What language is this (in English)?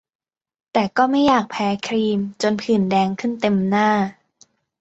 Thai